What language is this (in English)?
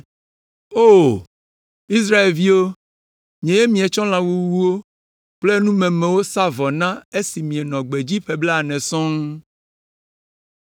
Ewe